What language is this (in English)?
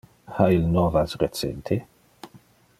Interlingua